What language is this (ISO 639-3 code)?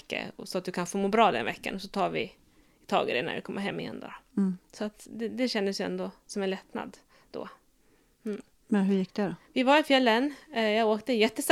swe